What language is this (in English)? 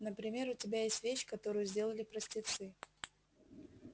Russian